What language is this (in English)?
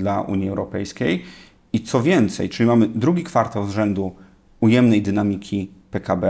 Polish